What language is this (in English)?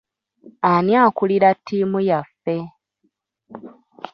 Ganda